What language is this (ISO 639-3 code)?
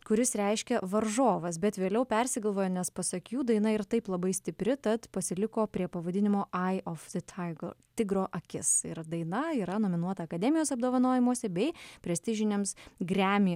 lit